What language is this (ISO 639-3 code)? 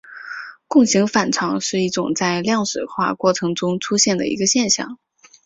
zho